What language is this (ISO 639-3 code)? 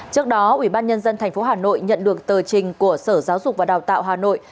vie